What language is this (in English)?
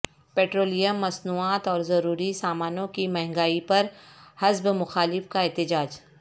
Urdu